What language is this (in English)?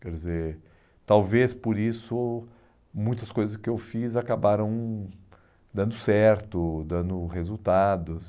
Portuguese